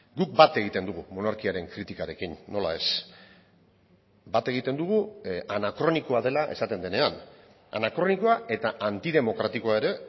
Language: Basque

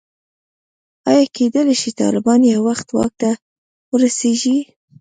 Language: Pashto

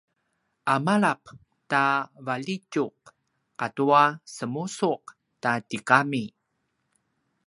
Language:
Paiwan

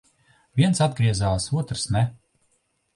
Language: Latvian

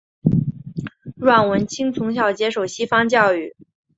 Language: Chinese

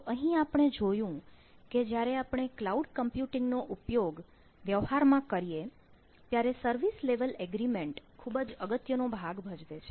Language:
Gujarati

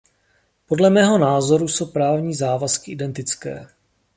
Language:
Czech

